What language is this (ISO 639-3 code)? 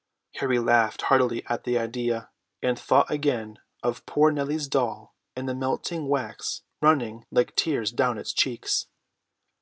eng